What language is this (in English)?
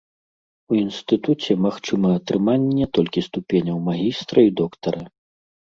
Belarusian